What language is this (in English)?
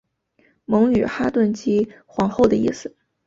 Chinese